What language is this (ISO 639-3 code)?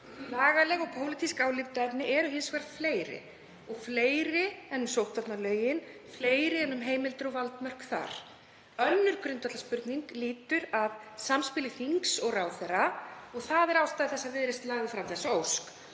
isl